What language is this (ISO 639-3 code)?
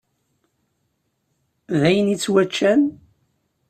kab